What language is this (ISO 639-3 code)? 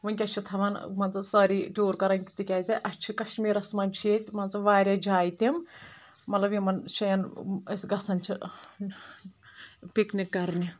kas